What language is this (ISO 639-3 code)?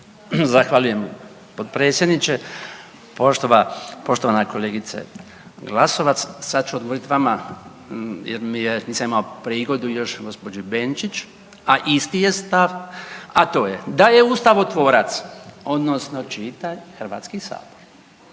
hrv